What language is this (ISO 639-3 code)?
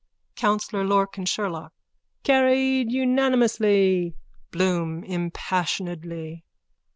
eng